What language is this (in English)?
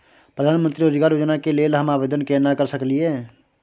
Maithili